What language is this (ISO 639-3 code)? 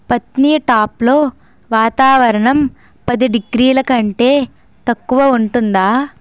tel